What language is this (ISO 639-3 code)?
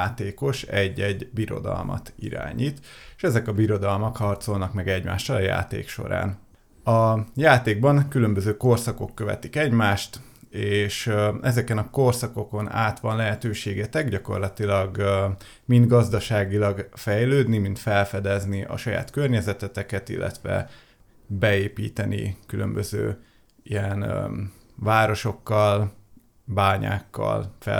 hun